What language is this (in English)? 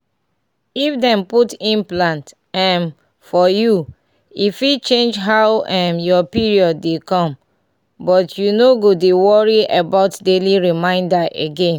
Nigerian Pidgin